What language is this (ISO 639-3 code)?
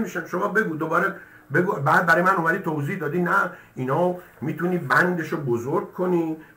fas